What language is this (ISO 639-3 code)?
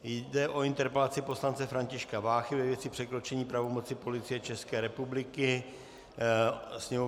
ces